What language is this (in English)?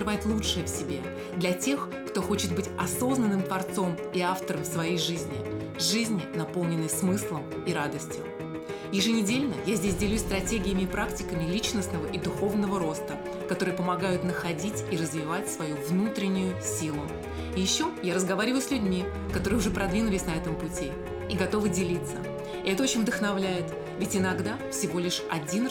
Russian